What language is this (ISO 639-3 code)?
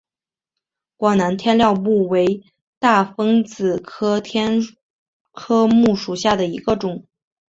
zho